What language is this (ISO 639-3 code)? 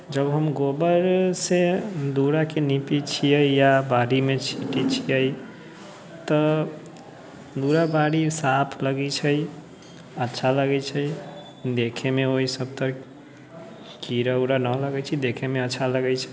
mai